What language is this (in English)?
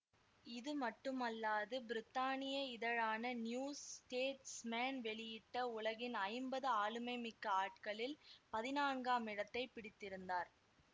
Tamil